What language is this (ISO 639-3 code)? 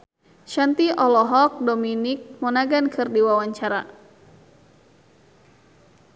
sun